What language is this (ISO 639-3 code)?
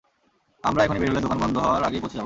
ben